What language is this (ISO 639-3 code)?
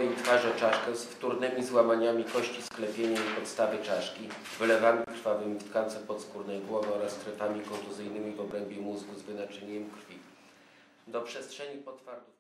pol